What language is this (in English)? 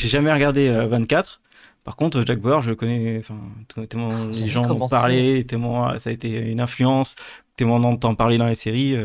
French